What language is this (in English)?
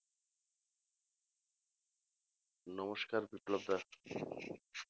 Bangla